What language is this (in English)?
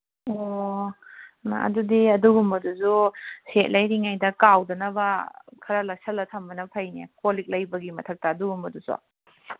Manipuri